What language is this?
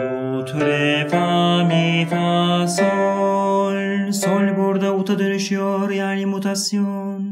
Turkish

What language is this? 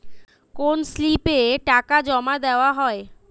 Bangla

